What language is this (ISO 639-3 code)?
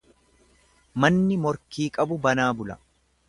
orm